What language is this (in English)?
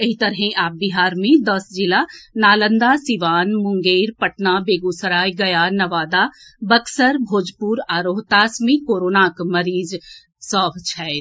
Maithili